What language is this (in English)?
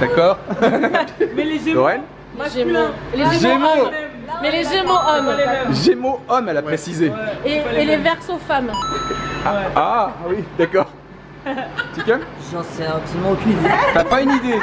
French